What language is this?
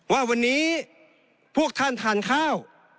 Thai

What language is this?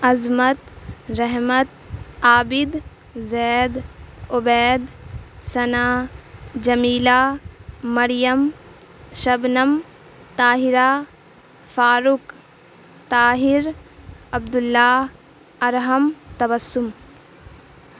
Urdu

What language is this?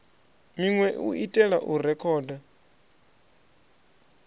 Venda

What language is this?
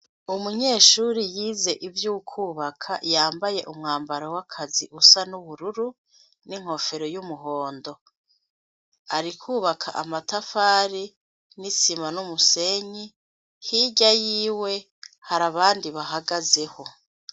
Rundi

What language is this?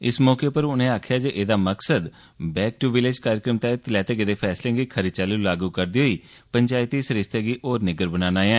Dogri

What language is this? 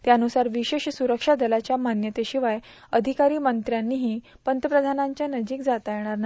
Marathi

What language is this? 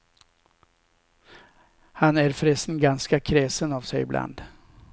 Swedish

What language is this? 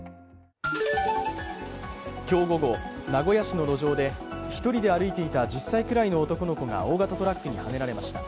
Japanese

